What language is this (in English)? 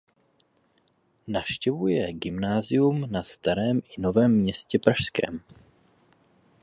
Czech